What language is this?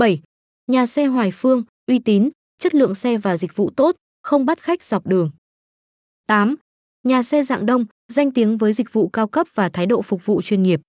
Vietnamese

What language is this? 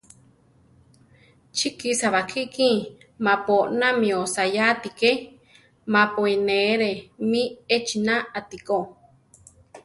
Central Tarahumara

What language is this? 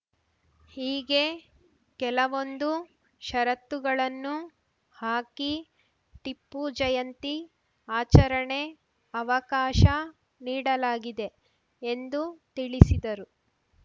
Kannada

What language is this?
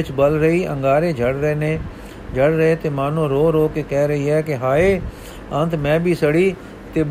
Punjabi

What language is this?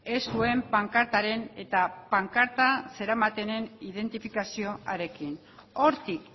Basque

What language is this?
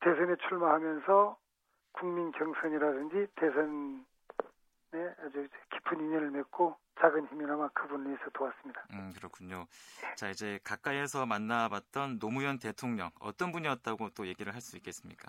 Korean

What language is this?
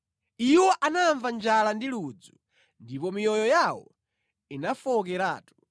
Nyanja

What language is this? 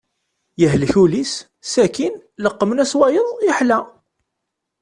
Kabyle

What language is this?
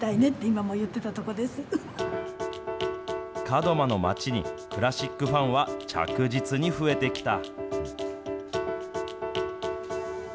Japanese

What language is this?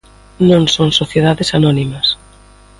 Galician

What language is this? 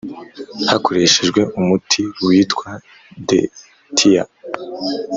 Kinyarwanda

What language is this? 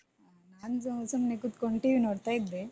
Kannada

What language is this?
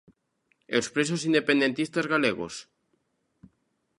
Galician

